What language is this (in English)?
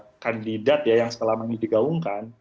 Indonesian